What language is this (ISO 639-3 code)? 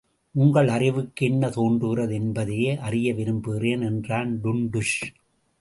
tam